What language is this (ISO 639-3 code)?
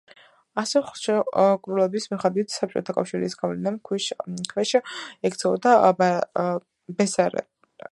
kat